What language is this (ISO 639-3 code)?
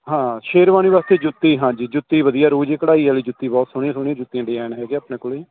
pan